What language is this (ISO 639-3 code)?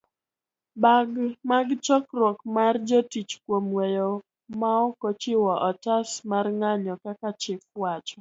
luo